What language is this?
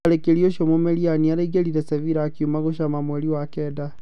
Kikuyu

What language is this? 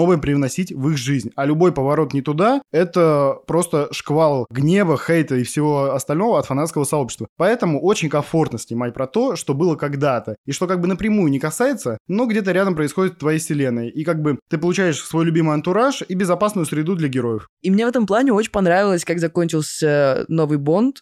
Russian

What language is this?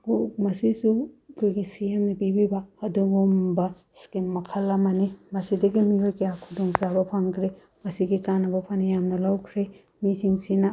Manipuri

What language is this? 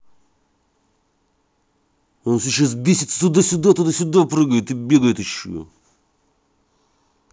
Russian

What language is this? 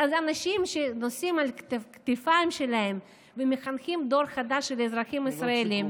Hebrew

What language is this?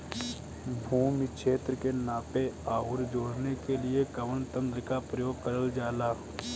Bhojpuri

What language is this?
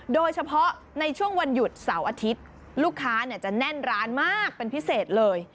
Thai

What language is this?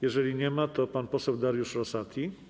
Polish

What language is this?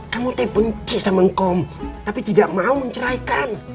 Indonesian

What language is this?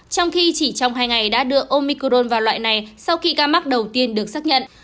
Vietnamese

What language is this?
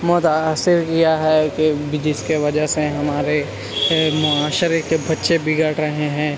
Urdu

